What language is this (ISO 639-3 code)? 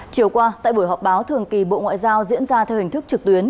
vie